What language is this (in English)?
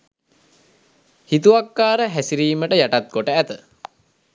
Sinhala